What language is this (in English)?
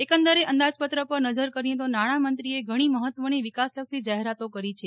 Gujarati